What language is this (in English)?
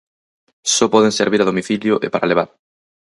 Galician